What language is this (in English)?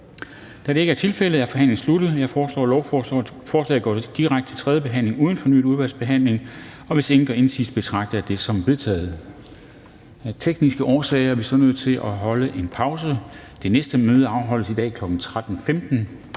Danish